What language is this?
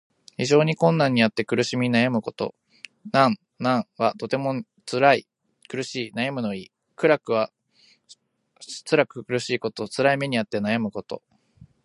Japanese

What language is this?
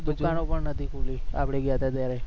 Gujarati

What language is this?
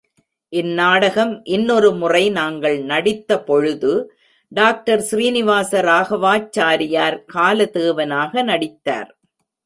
Tamil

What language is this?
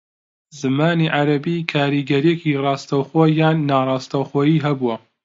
Central Kurdish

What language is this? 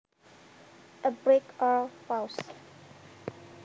Javanese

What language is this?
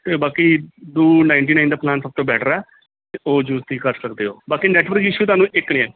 Punjabi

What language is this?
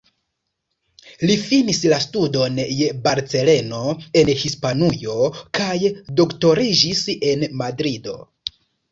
Esperanto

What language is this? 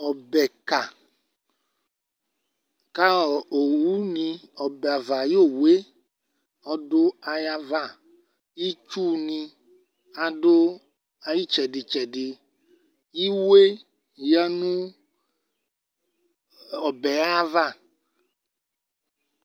Ikposo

